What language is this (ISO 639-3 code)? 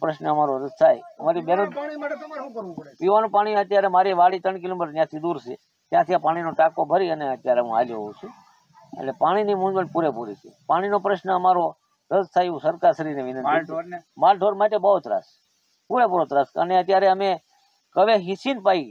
guj